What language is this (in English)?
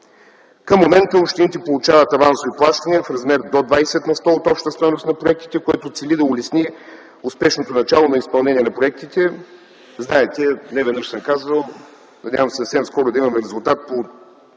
Bulgarian